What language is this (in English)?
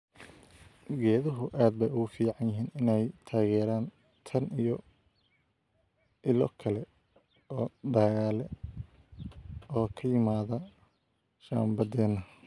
Somali